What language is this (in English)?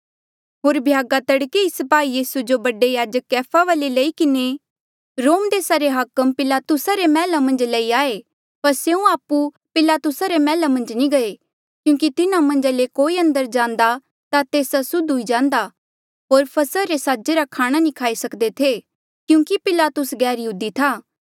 Mandeali